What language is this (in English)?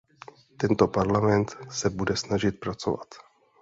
Czech